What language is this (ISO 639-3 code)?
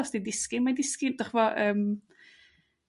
cym